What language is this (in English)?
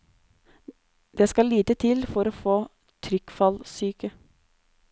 Norwegian